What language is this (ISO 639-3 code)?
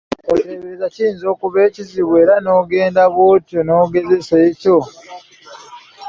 lug